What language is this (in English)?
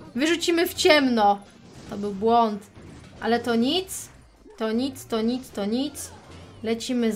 Polish